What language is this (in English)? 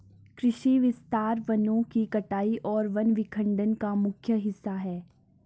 Hindi